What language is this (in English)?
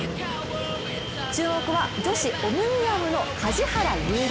Japanese